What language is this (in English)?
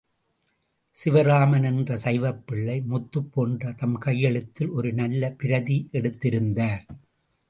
Tamil